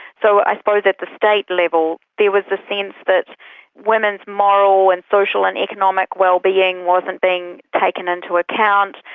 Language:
English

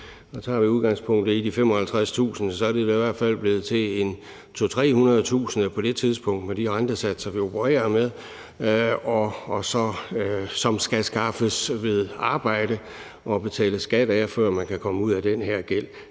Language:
Danish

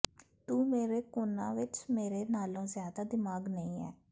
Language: Punjabi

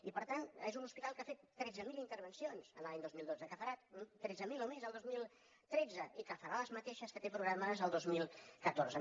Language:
Catalan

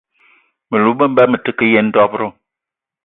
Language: Eton (Cameroon)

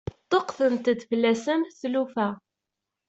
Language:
Kabyle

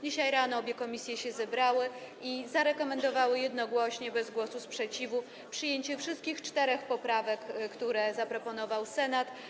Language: Polish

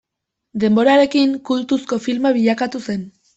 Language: Basque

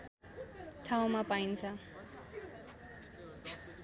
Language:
Nepali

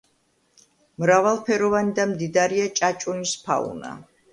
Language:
Georgian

